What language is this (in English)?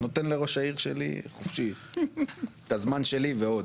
Hebrew